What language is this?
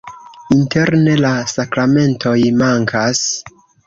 Esperanto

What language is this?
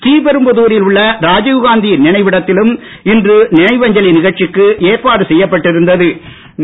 Tamil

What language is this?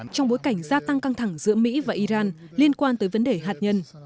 Vietnamese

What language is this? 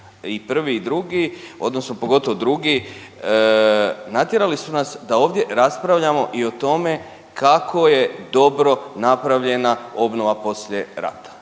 Croatian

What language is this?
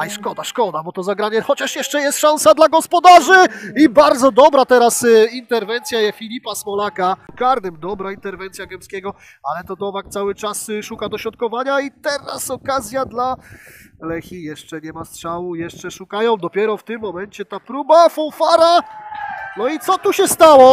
Polish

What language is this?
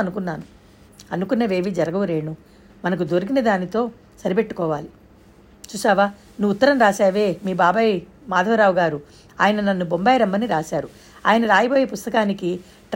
Telugu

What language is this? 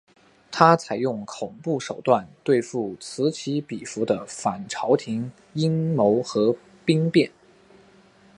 Chinese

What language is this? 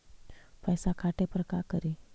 Magahi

